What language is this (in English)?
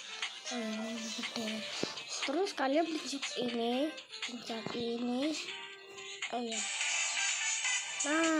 Indonesian